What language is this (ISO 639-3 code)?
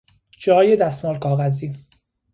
fas